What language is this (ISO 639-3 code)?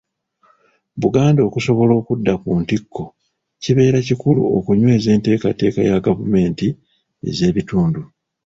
lug